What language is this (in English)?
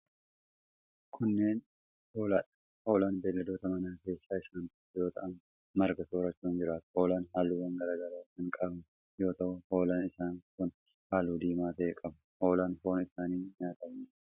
Oromo